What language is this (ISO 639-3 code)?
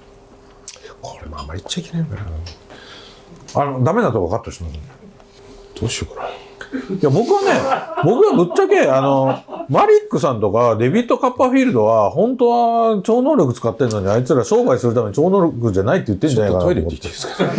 jpn